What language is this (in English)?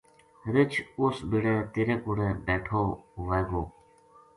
Gujari